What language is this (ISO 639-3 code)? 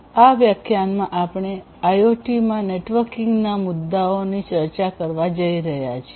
guj